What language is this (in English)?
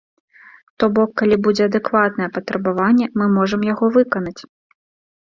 Belarusian